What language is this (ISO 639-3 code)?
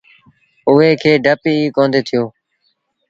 sbn